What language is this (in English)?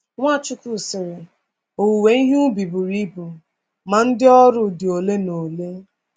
Igbo